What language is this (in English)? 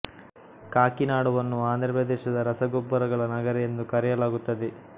Kannada